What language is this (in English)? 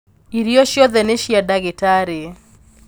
Kikuyu